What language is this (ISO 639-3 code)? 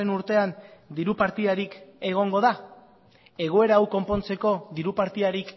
eus